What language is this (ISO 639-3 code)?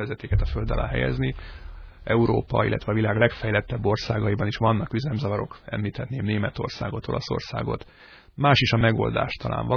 hun